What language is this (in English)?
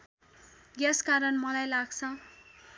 Nepali